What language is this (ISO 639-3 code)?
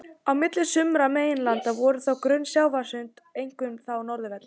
isl